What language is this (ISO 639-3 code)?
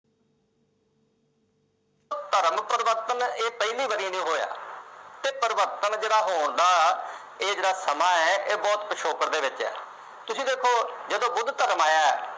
pan